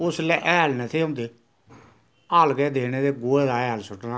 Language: Dogri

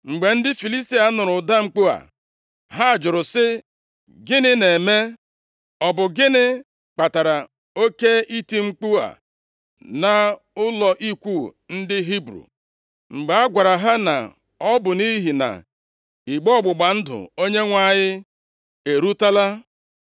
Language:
Igbo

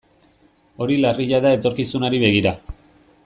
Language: Basque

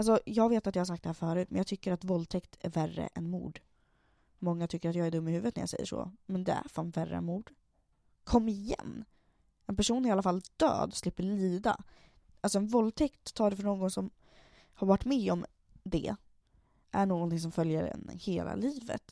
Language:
Swedish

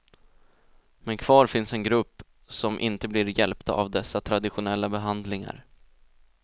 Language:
Swedish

